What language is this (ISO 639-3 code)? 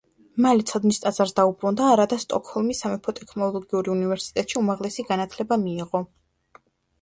kat